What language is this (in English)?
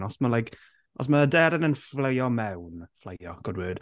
Welsh